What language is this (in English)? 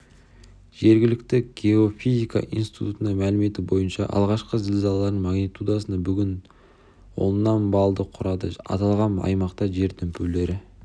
Kazakh